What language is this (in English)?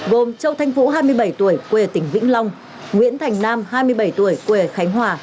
Vietnamese